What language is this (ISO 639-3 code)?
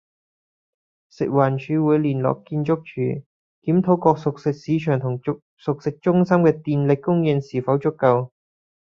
yue